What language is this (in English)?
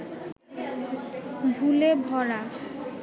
Bangla